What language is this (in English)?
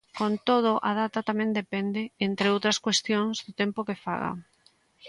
Galician